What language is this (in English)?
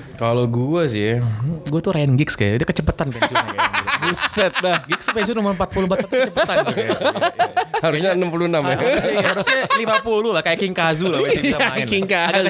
Indonesian